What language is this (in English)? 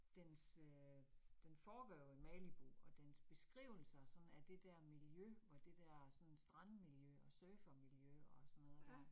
Danish